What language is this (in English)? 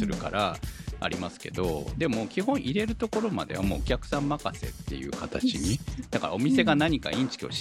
Japanese